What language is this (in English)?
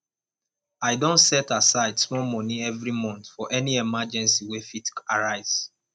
Nigerian Pidgin